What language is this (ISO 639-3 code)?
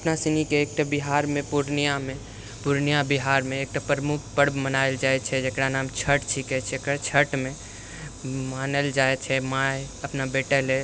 mai